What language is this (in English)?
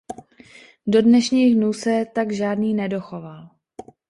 Czech